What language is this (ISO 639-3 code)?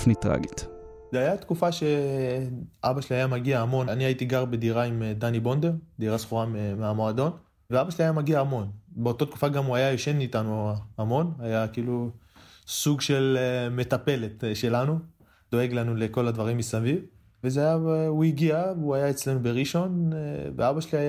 heb